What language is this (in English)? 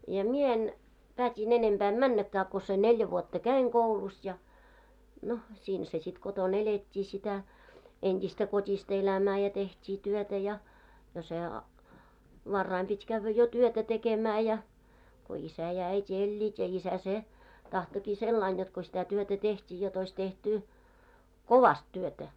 Finnish